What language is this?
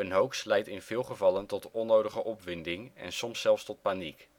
Dutch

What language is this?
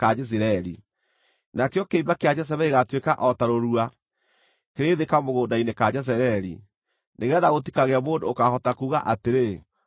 Kikuyu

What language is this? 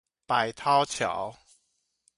Chinese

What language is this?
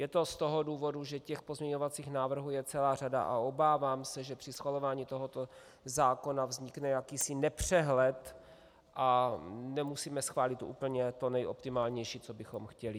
Czech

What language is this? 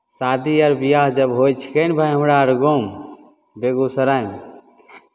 Maithili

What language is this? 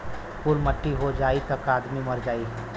Bhojpuri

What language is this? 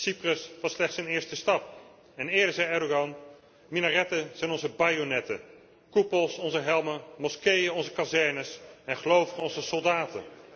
Dutch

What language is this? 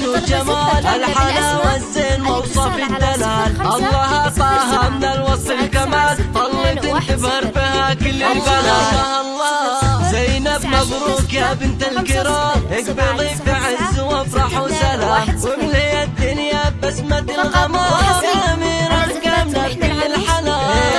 Arabic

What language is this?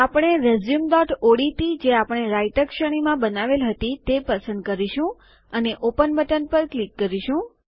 Gujarati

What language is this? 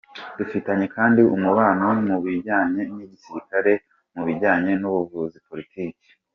Kinyarwanda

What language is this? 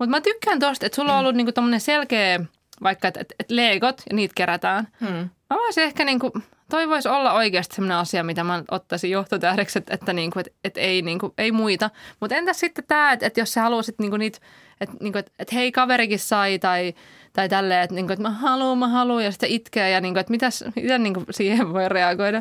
Finnish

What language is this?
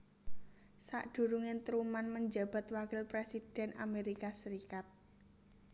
Javanese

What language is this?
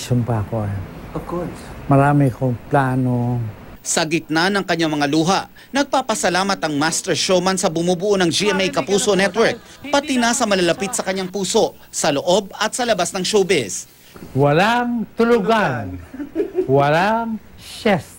Filipino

